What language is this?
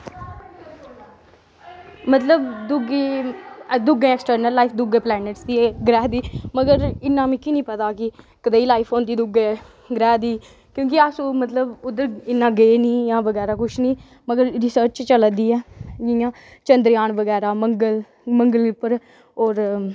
Dogri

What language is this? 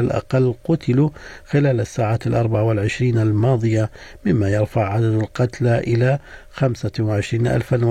Arabic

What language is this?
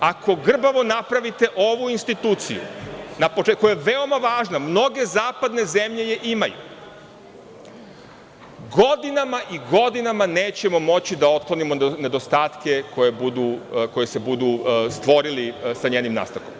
Serbian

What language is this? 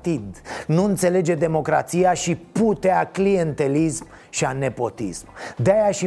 Romanian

